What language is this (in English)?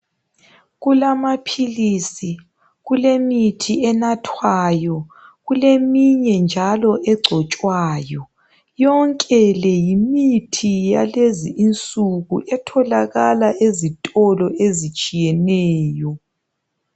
North Ndebele